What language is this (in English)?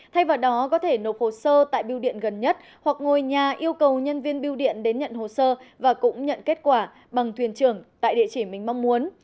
Vietnamese